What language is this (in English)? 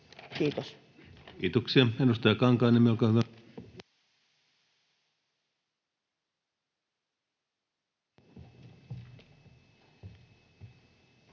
Finnish